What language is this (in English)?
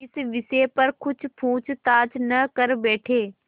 Hindi